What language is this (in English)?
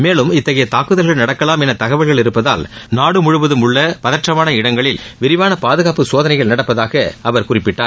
Tamil